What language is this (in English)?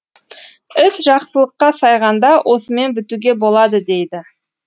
Kazakh